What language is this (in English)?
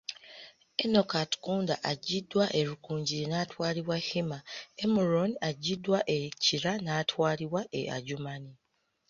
Ganda